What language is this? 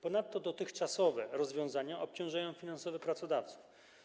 Polish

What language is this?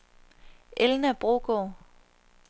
Danish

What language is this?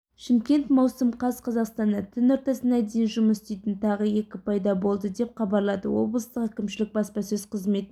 Kazakh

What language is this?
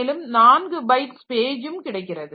Tamil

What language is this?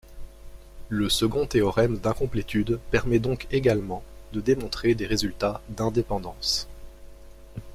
French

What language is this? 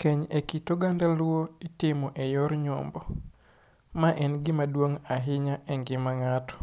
Luo (Kenya and Tanzania)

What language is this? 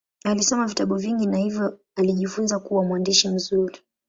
Swahili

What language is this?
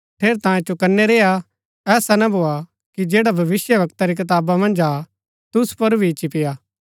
Gaddi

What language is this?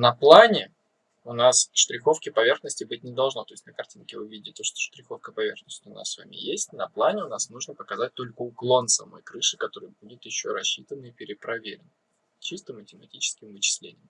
Russian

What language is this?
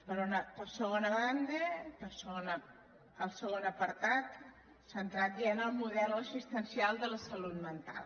Catalan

